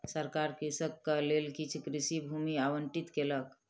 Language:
Maithili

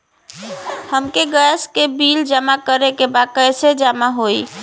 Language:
Bhojpuri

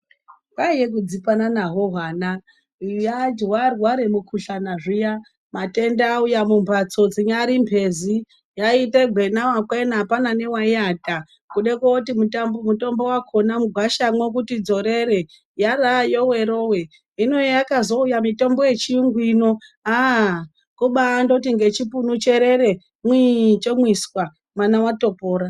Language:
Ndau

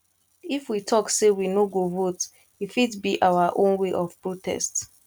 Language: Nigerian Pidgin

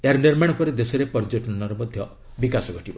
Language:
Odia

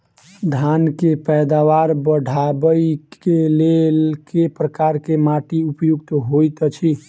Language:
Maithili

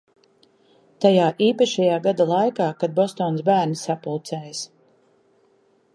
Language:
Latvian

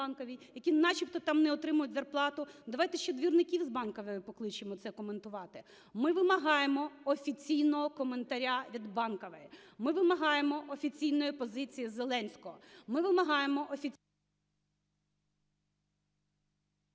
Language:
Ukrainian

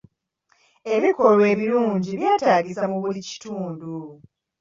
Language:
Ganda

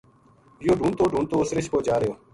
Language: Gujari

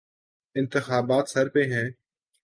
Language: Urdu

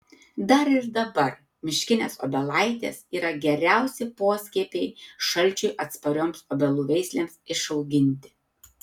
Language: Lithuanian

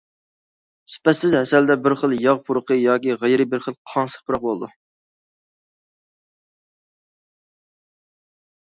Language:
Uyghur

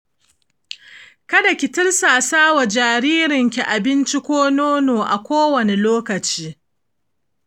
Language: Hausa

